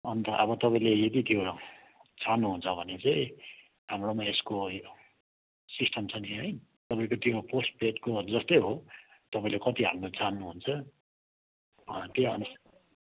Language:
Nepali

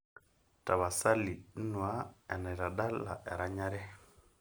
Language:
Masai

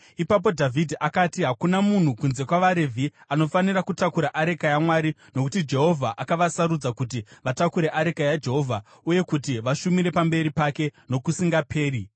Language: Shona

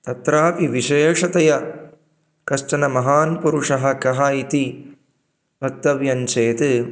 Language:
Sanskrit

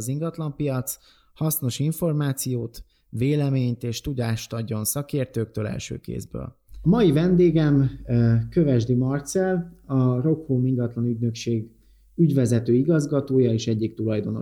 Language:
Hungarian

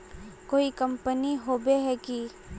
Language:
Magahi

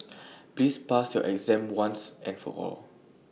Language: English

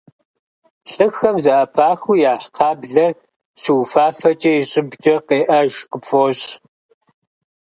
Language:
Kabardian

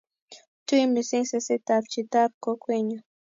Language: Kalenjin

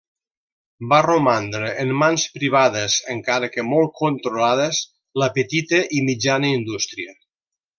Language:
Catalan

